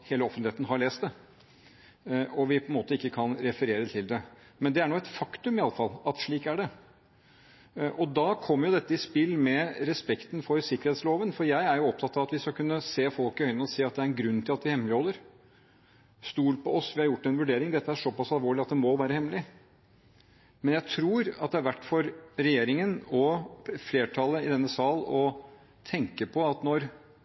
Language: Norwegian Bokmål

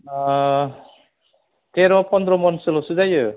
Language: Bodo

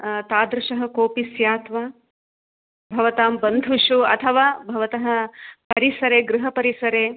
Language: Sanskrit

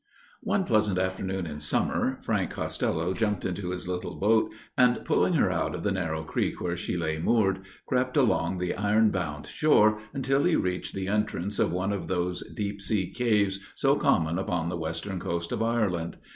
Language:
English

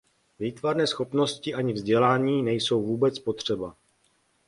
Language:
Czech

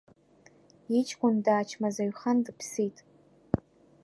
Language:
Abkhazian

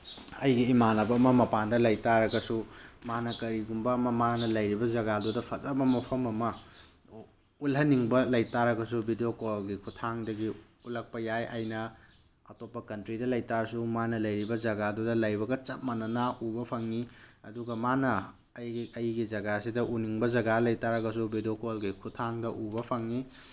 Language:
Manipuri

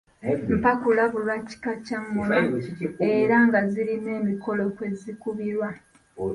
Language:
Ganda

